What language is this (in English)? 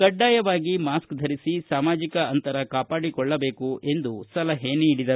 Kannada